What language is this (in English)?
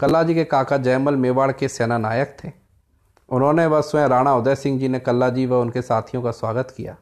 Hindi